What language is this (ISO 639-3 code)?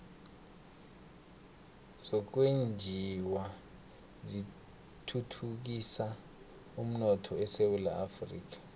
nbl